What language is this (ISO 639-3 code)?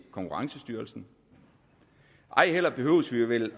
dan